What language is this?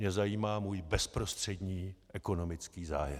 Czech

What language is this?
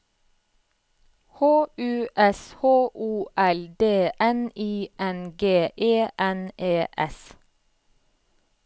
Norwegian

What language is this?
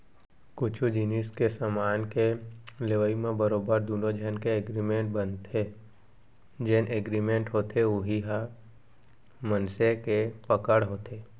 Chhattisgarhi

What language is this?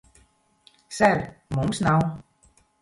Latvian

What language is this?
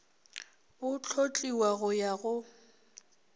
Northern Sotho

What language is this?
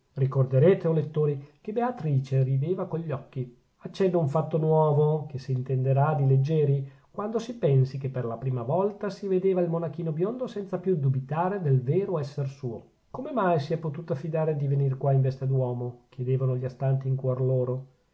Italian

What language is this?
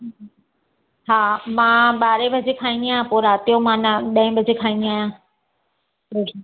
Sindhi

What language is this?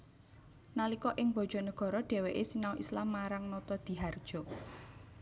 Javanese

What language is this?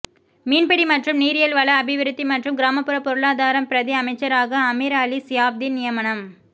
Tamil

